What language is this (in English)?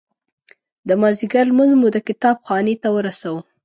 Pashto